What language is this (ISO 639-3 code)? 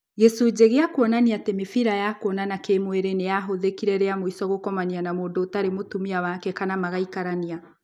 kik